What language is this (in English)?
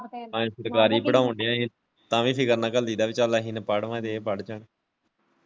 Punjabi